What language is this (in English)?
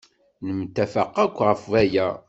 Kabyle